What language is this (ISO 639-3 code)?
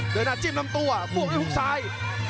tha